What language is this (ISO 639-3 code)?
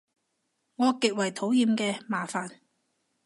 yue